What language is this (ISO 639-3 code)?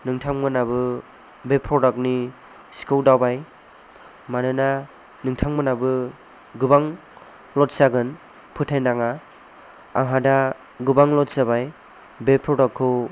brx